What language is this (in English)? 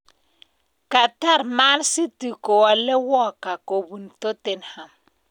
Kalenjin